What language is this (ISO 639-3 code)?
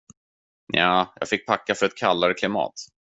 swe